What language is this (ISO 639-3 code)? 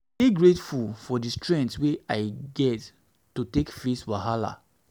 pcm